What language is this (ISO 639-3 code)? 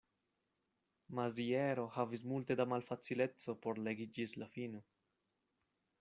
epo